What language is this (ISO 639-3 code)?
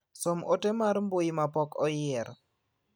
luo